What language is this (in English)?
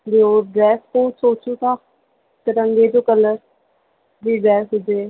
Sindhi